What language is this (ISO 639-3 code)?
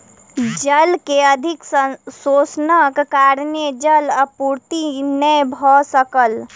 mai